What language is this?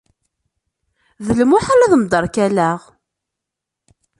Kabyle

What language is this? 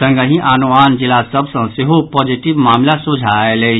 Maithili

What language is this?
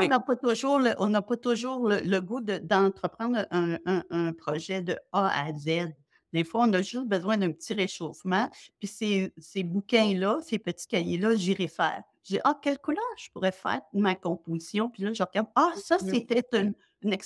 French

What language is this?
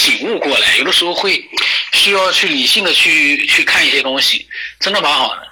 Chinese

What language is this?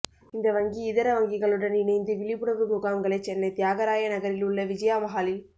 Tamil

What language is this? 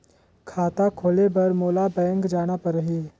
Chhattisgarhi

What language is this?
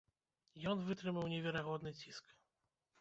Belarusian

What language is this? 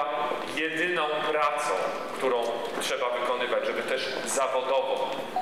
Polish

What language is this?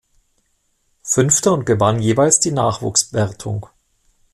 German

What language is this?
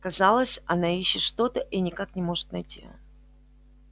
Russian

